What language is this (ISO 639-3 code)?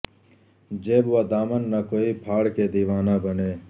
urd